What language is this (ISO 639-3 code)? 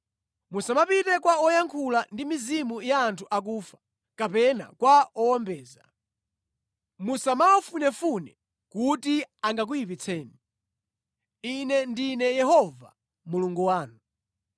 nya